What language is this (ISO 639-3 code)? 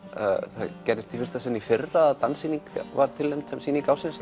isl